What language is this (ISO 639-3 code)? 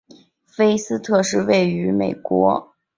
zho